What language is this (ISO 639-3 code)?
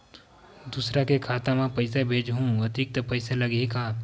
hne